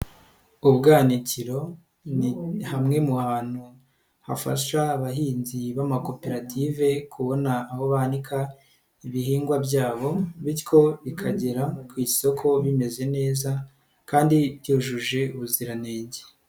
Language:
Kinyarwanda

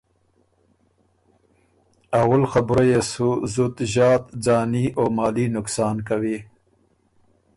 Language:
Ormuri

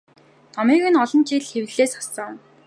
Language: Mongolian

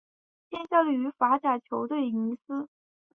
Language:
Chinese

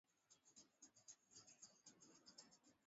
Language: Swahili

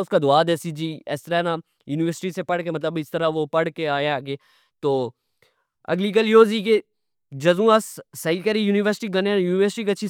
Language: Pahari-Potwari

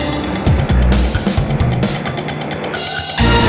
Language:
Indonesian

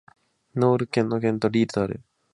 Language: Japanese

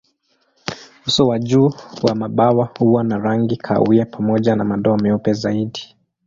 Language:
Swahili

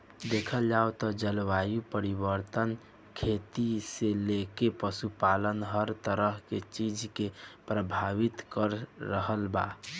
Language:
Bhojpuri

